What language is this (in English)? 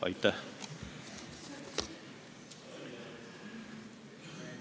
Estonian